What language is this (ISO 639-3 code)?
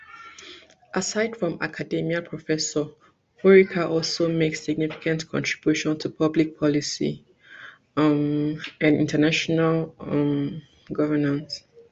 pcm